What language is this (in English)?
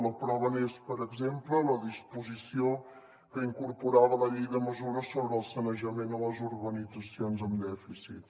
Catalan